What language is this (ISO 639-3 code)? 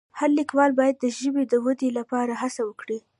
pus